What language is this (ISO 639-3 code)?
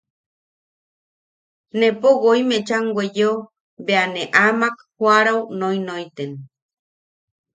yaq